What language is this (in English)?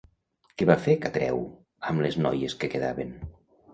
Catalan